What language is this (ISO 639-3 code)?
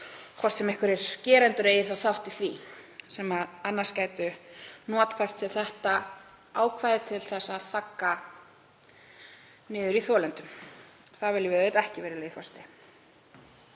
isl